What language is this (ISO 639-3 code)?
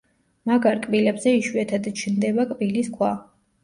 kat